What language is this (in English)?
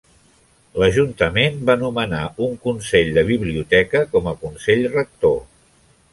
Catalan